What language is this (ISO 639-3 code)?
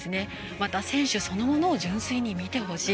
jpn